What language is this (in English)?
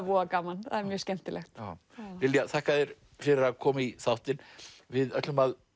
Icelandic